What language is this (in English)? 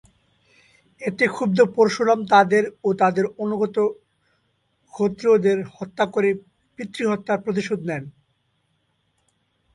Bangla